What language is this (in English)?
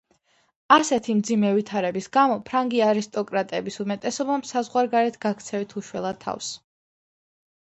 Georgian